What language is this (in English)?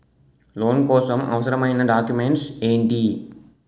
Telugu